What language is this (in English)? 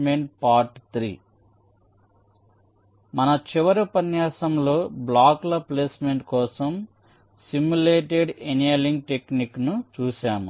Telugu